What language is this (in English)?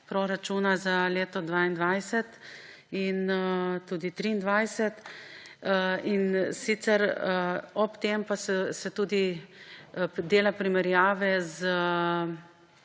Slovenian